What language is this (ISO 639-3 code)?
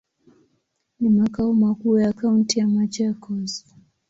swa